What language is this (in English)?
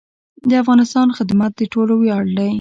Pashto